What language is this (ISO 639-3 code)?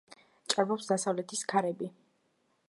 kat